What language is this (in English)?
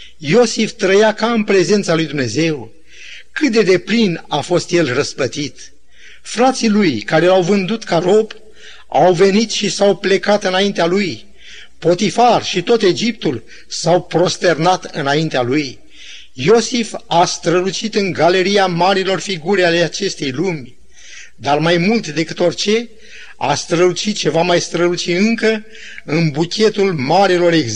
Romanian